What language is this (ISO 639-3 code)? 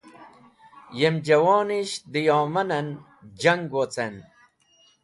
wbl